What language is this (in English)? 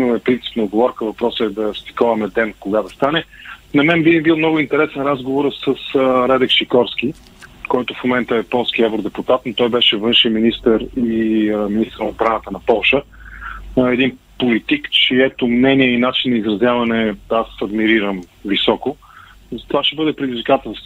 Bulgarian